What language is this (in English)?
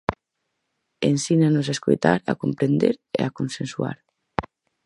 Galician